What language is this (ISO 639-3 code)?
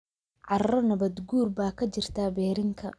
som